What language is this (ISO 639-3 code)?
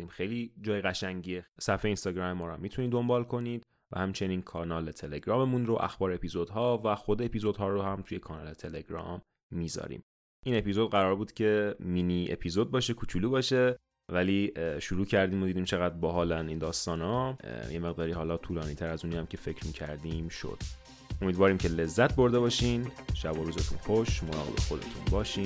fas